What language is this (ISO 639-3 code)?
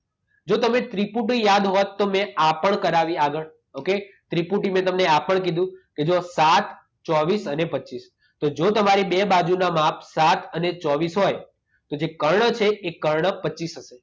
guj